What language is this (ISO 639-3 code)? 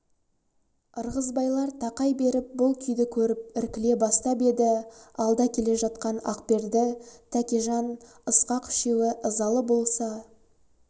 kaz